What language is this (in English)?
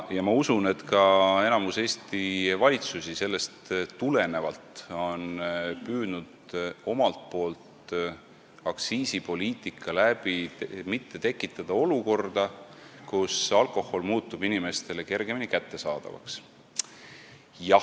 Estonian